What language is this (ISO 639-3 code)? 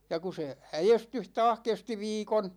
fin